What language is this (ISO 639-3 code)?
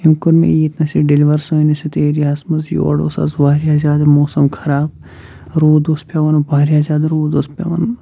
kas